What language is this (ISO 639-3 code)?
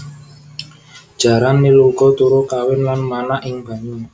jav